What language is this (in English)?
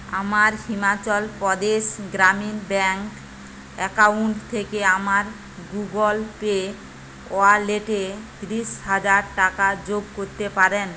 Bangla